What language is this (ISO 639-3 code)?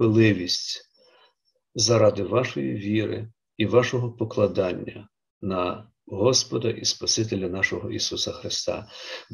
ukr